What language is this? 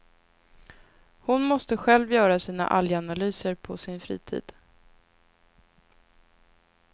Swedish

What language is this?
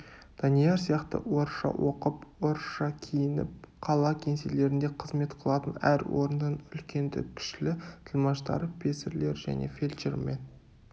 Kazakh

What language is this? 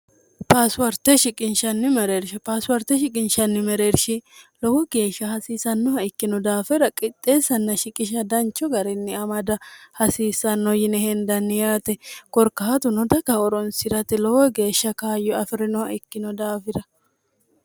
Sidamo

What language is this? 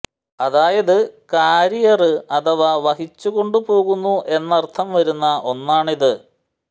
Malayalam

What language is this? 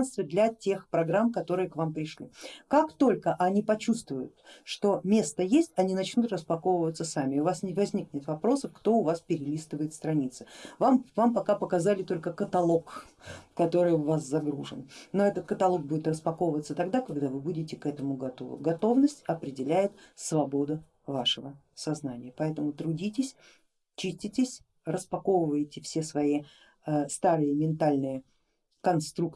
Russian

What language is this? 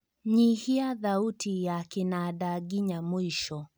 Kikuyu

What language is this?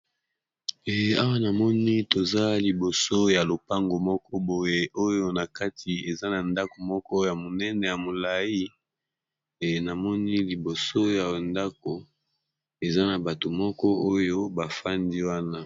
Lingala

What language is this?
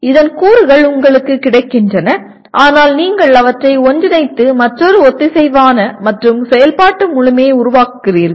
Tamil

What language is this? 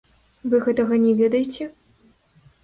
Belarusian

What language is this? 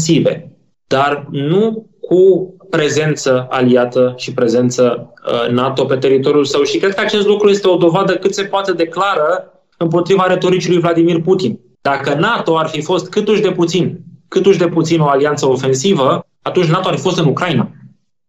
Romanian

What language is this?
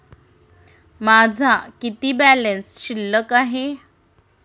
Marathi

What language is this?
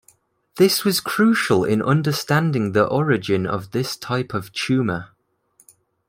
English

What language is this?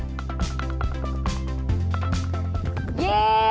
Indonesian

